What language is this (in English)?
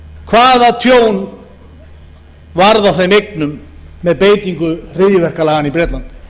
Icelandic